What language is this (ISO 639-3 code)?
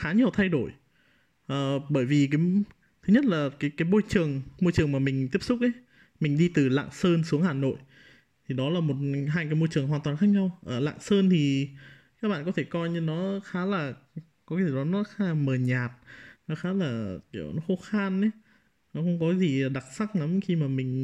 vie